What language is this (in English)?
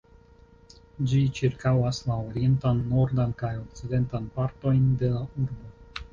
Esperanto